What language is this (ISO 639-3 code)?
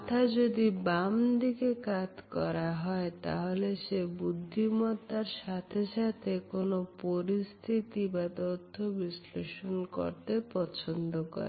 ben